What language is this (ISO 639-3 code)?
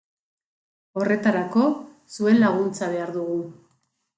eus